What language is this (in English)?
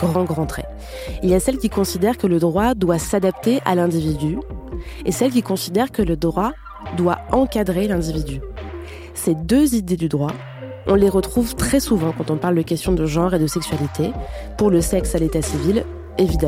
French